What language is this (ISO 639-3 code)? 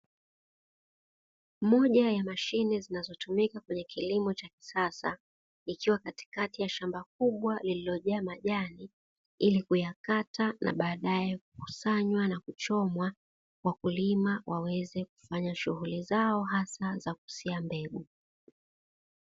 swa